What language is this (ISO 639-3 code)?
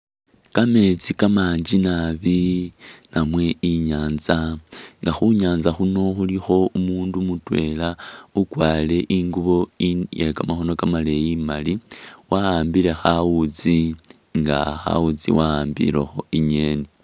myx